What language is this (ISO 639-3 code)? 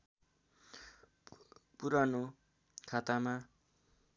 nep